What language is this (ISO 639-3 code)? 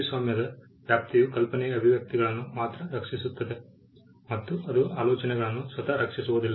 kan